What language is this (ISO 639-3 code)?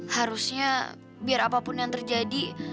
ind